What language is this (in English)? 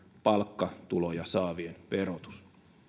Finnish